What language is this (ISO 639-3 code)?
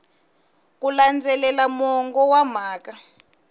tso